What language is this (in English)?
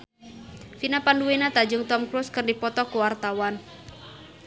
Sundanese